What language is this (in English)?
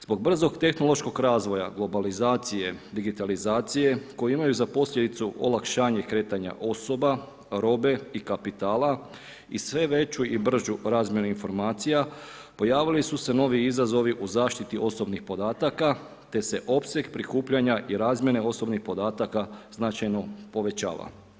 Croatian